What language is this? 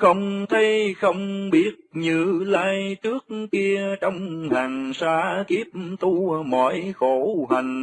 Vietnamese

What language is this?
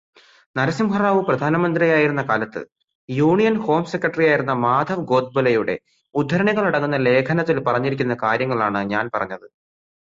Malayalam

